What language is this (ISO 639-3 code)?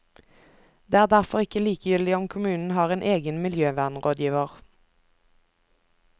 nor